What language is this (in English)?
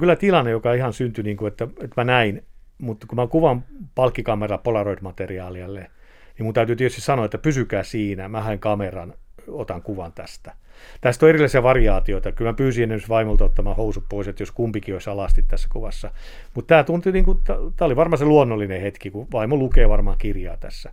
Finnish